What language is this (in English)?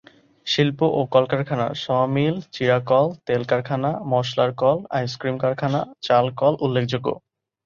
Bangla